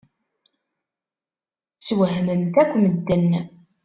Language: Kabyle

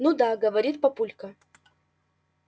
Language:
Russian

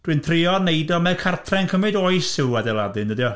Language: Welsh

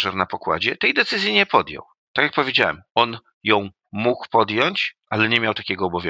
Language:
Polish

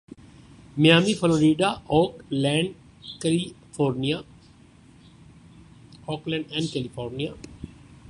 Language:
Urdu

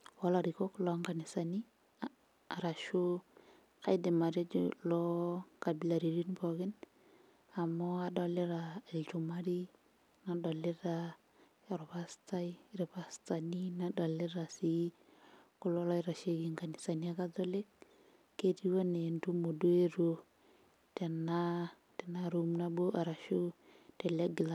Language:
Masai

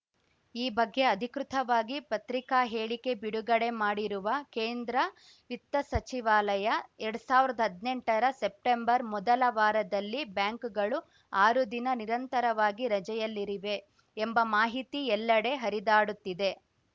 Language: Kannada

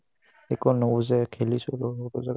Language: Assamese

